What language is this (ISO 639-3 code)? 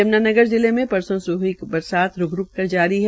hin